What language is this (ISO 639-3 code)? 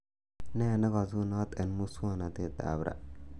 kln